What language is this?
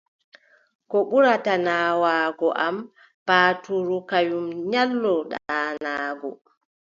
Adamawa Fulfulde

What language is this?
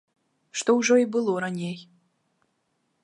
Belarusian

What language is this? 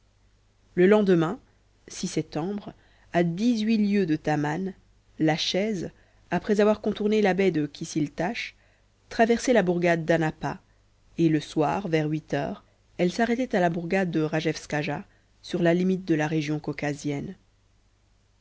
French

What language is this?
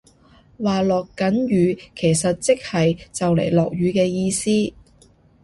Cantonese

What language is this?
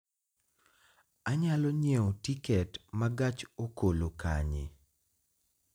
Luo (Kenya and Tanzania)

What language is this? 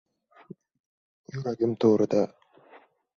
Uzbek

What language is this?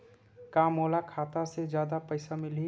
Chhattisgarhi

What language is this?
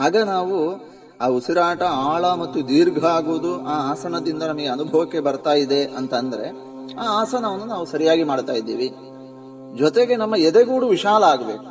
Kannada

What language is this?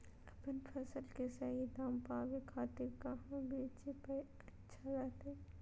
Magahi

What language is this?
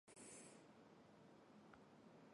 Chinese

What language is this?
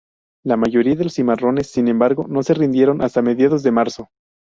Spanish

